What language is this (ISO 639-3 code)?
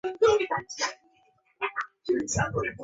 zho